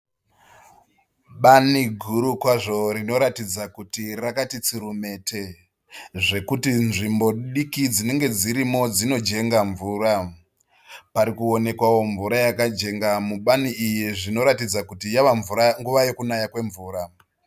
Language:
Shona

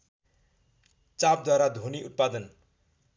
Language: Nepali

